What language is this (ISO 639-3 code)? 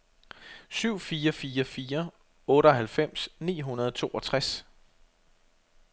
dan